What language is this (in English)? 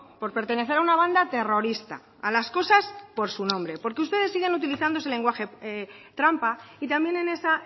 Spanish